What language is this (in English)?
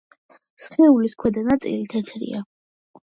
Georgian